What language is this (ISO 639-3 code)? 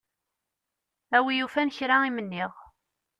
kab